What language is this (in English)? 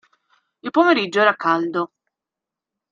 Italian